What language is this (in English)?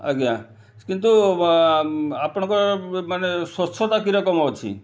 Odia